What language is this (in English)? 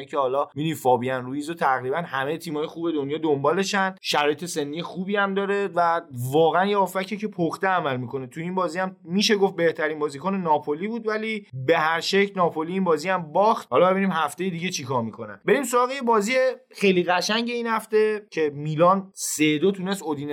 Persian